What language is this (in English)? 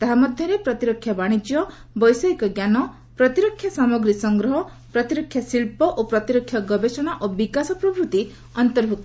Odia